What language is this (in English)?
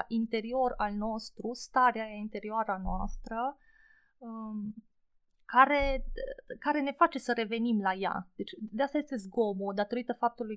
Romanian